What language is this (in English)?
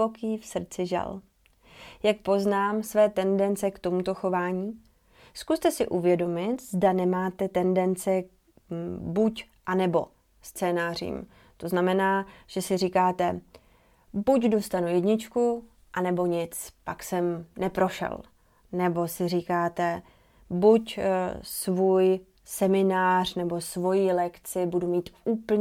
Czech